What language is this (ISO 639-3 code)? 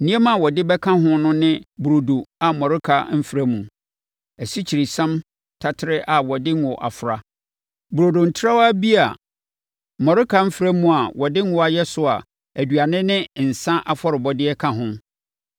aka